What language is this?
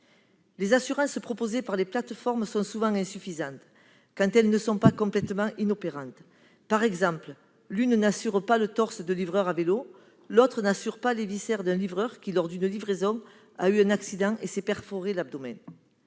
French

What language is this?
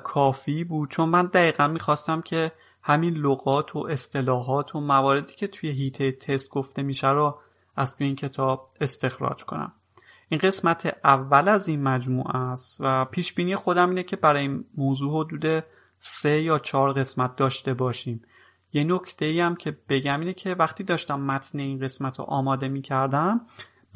Persian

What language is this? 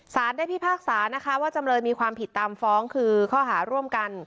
Thai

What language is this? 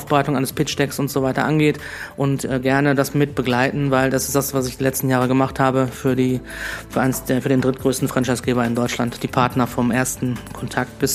German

